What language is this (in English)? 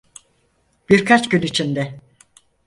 Turkish